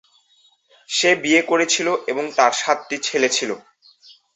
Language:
Bangla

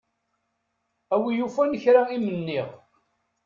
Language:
Kabyle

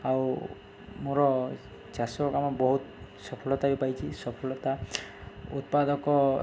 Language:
Odia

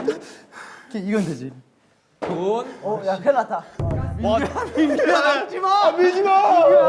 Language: Korean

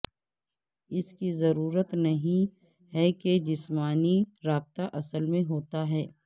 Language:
Urdu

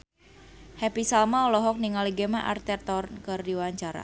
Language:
Sundanese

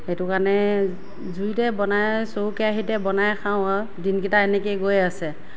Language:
Assamese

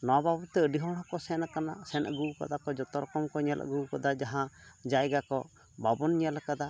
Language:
Santali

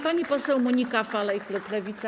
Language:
Polish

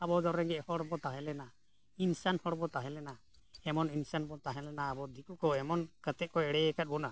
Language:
Santali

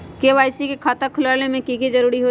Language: Magahi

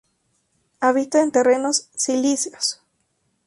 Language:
Spanish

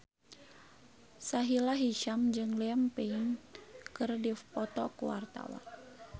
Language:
Sundanese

